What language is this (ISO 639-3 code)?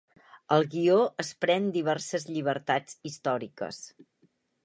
cat